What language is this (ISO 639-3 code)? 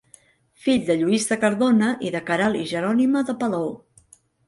cat